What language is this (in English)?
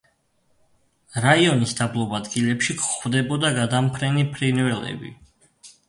Georgian